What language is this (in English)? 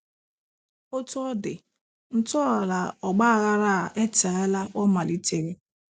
Igbo